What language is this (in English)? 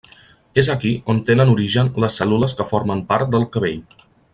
Catalan